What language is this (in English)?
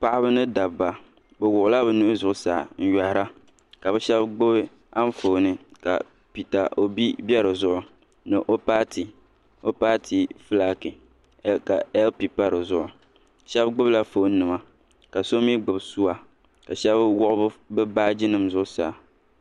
Dagbani